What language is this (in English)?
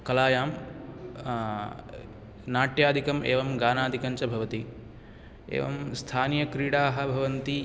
Sanskrit